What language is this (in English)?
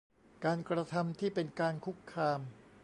Thai